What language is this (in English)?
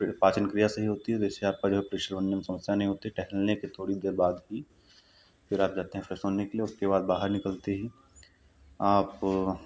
Hindi